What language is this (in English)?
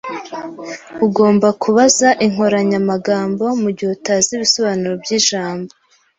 Kinyarwanda